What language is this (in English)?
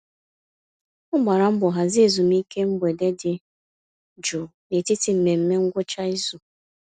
Igbo